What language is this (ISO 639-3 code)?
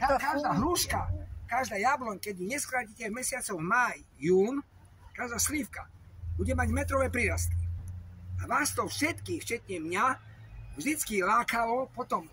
pol